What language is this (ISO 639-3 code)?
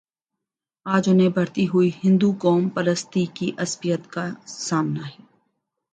urd